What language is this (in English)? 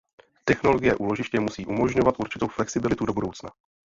Czech